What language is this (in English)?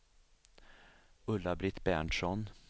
Swedish